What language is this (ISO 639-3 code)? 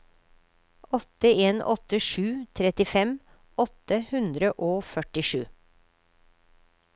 nor